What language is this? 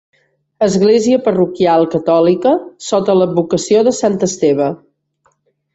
Catalan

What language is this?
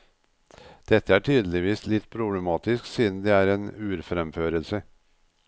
Norwegian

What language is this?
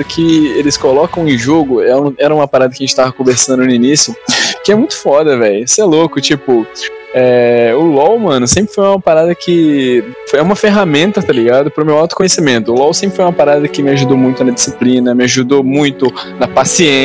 Portuguese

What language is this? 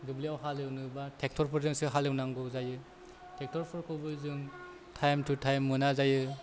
Bodo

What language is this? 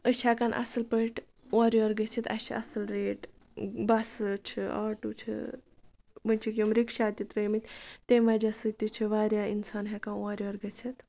Kashmiri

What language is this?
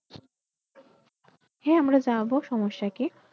Bangla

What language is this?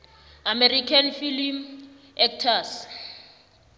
South Ndebele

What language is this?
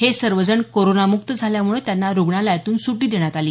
Marathi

